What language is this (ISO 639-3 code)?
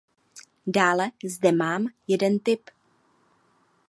ces